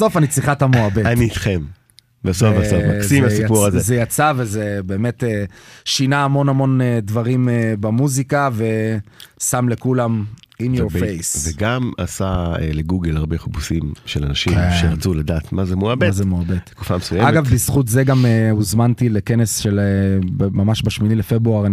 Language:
Hebrew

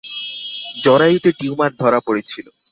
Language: Bangla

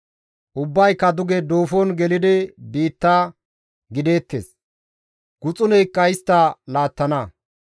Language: Gamo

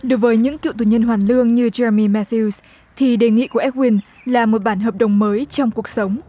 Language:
Vietnamese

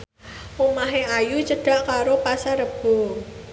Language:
Javanese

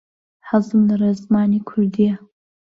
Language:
Central Kurdish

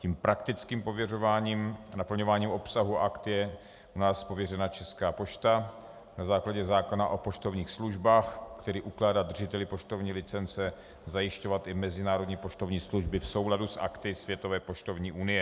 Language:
Czech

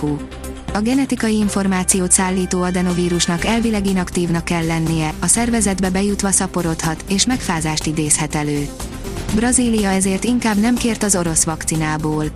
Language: Hungarian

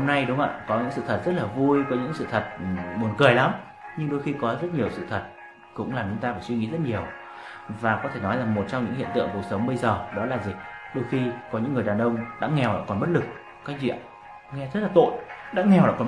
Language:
Vietnamese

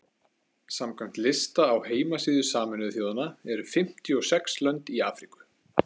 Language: Icelandic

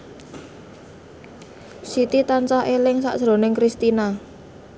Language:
Javanese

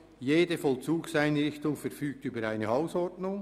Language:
Swiss German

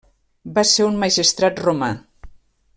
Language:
Catalan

